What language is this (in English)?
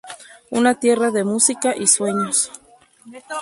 Spanish